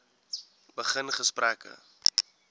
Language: Afrikaans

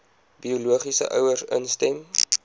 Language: Afrikaans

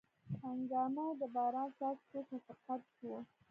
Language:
Pashto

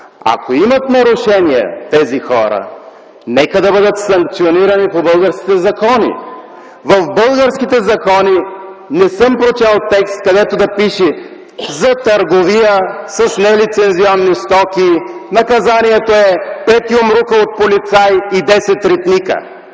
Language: Bulgarian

